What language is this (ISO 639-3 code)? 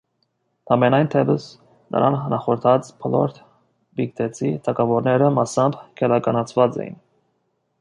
hye